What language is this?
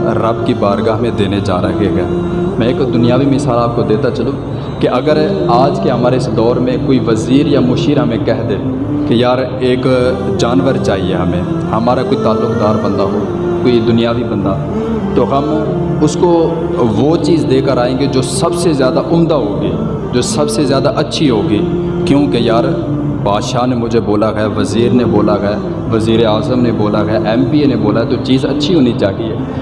Urdu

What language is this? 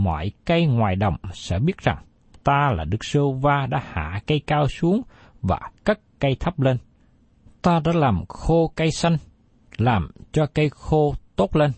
Vietnamese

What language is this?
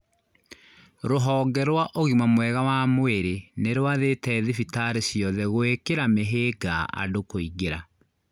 Kikuyu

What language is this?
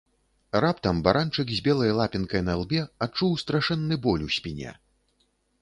Belarusian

